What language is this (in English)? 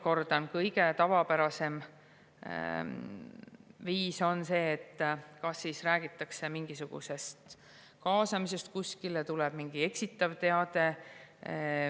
Estonian